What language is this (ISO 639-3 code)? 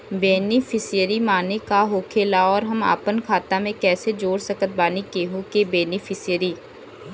bho